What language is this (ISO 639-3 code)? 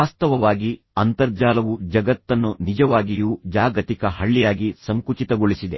kan